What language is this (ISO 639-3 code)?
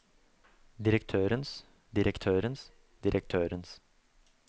nor